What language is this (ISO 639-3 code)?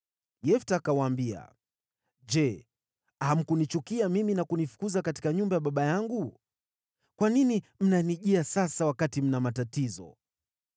swa